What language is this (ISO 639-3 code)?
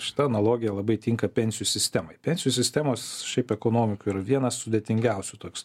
lit